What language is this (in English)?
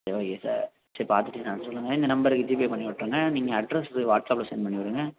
Tamil